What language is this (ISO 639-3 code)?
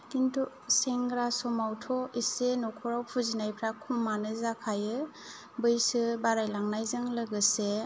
brx